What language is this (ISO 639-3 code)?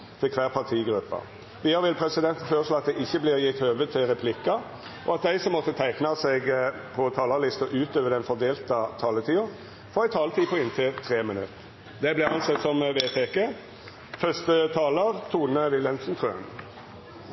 nno